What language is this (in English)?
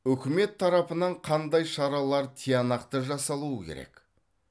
Kazakh